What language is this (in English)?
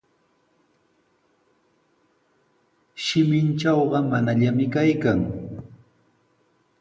Sihuas Ancash Quechua